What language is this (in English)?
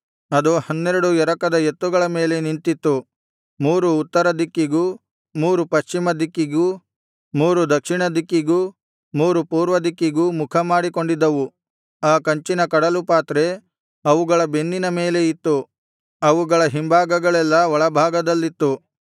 Kannada